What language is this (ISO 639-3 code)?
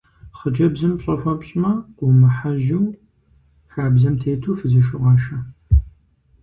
kbd